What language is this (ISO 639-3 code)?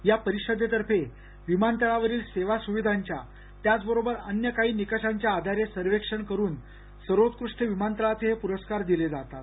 mar